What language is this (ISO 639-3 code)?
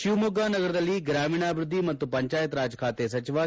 kan